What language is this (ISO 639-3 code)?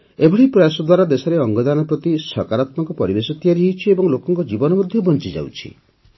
ori